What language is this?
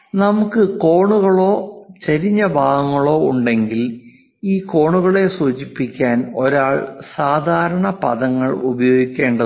Malayalam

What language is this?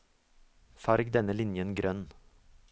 Norwegian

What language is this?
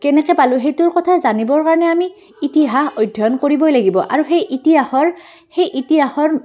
Assamese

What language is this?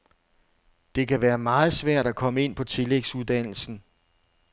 Danish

